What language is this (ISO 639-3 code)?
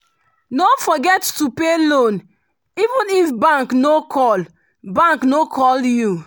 pcm